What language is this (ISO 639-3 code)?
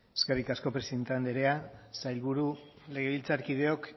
eus